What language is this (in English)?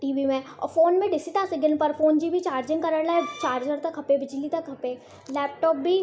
Sindhi